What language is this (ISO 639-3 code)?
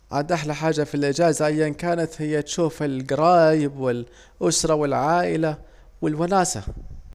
aec